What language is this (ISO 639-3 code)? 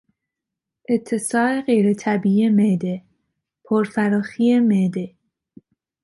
fas